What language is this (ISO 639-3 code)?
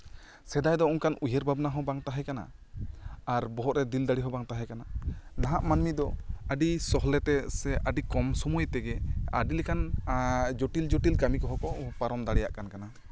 sat